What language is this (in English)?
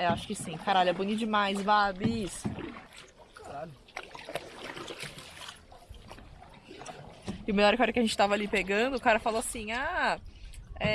Portuguese